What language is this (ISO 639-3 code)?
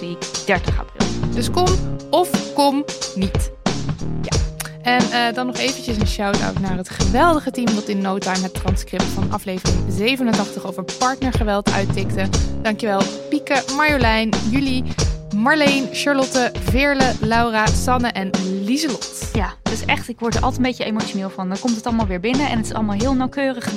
nld